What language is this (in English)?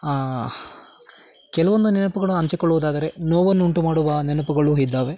Kannada